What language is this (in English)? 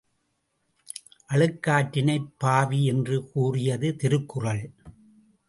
Tamil